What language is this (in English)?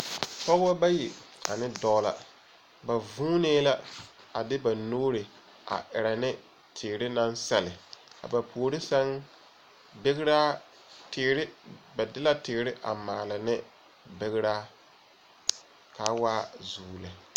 Southern Dagaare